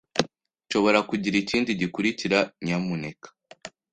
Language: Kinyarwanda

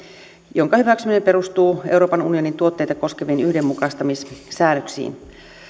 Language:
Finnish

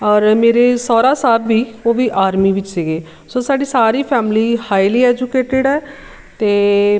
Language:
Punjabi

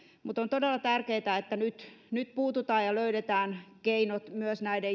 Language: Finnish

